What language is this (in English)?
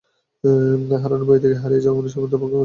Bangla